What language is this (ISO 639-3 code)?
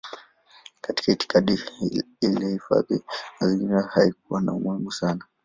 swa